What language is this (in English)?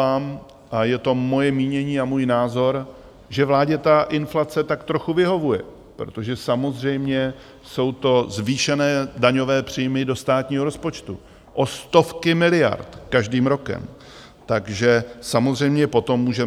Czech